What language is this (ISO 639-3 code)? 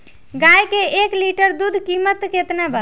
bho